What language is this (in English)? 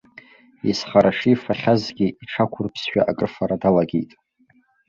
Abkhazian